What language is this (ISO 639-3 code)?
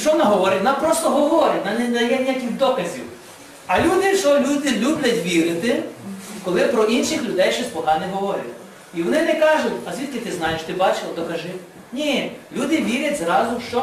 ukr